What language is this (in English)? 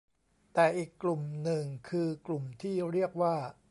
Thai